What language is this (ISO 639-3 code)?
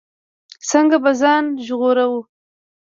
pus